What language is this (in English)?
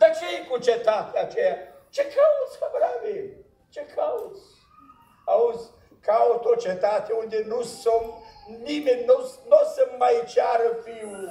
Romanian